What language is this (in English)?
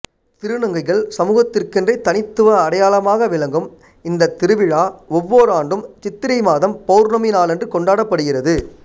Tamil